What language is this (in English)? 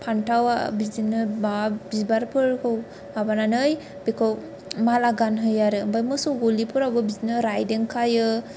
Bodo